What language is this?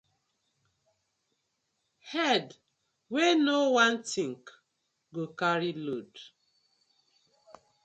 Nigerian Pidgin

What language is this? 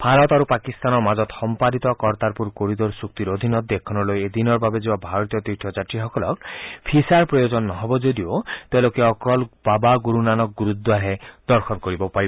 Assamese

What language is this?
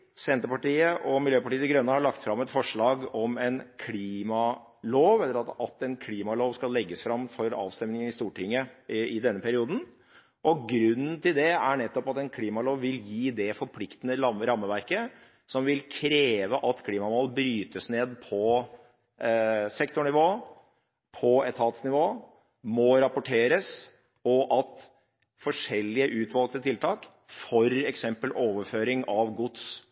Norwegian Bokmål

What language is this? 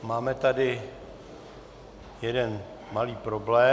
Czech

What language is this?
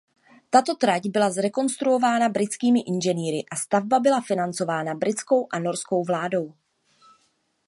Czech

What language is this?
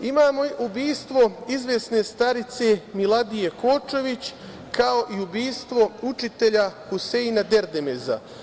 Serbian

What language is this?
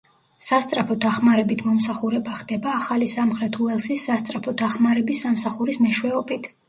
Georgian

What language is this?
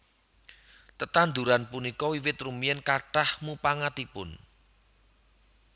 Javanese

